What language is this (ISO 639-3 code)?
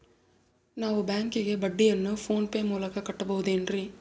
kan